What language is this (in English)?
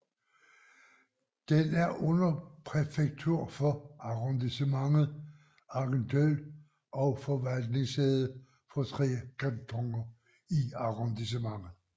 Danish